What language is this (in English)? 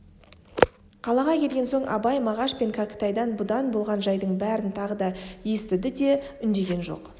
Kazakh